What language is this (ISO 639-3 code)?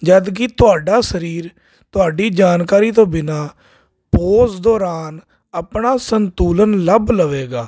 pan